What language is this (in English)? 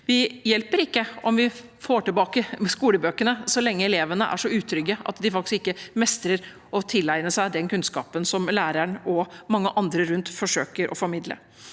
Norwegian